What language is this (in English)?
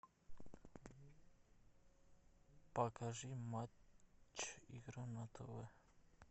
Russian